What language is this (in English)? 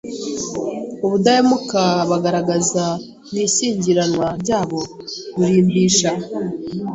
Kinyarwanda